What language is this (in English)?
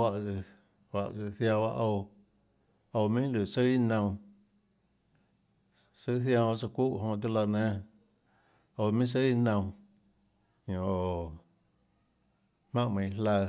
Tlacoatzintepec Chinantec